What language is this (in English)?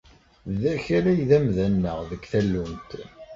Kabyle